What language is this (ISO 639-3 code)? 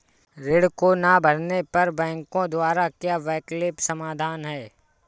hin